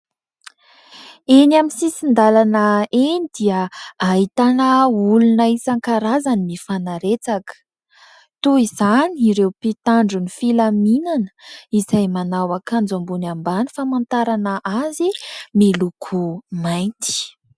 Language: Malagasy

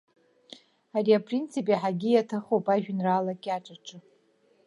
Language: Abkhazian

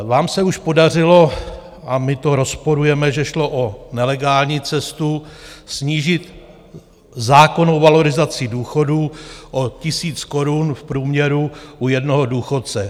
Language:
Czech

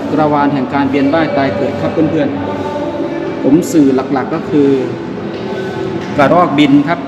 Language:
Thai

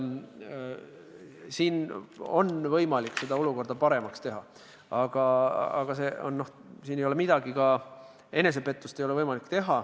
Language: Estonian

